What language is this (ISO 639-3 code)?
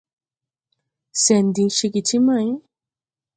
tui